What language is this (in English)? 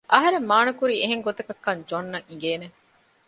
Divehi